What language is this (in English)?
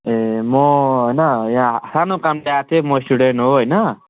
Nepali